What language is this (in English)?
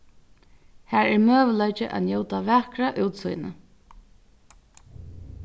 Faroese